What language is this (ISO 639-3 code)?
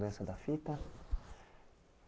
por